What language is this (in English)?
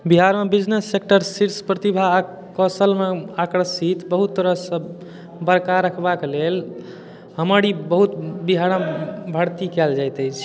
Maithili